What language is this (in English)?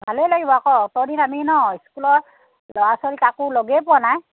Assamese